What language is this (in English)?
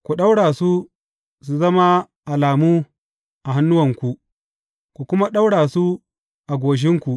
Hausa